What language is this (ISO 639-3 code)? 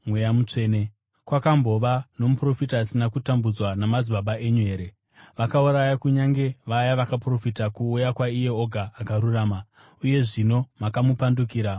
sna